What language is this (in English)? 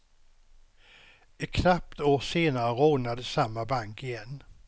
Swedish